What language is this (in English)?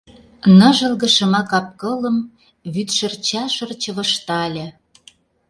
Mari